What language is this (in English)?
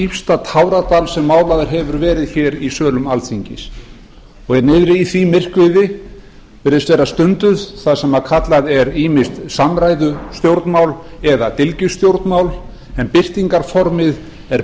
Icelandic